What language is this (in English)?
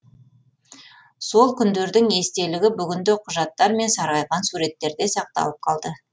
Kazakh